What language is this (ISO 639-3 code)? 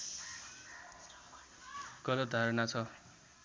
nep